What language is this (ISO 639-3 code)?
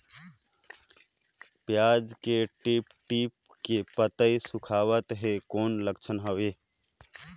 hne